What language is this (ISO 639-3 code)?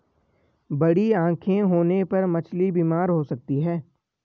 hin